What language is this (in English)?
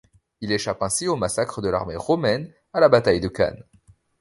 French